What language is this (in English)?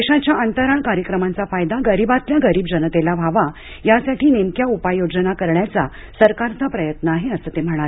Marathi